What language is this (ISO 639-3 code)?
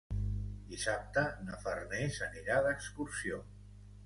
cat